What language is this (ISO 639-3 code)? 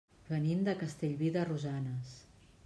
cat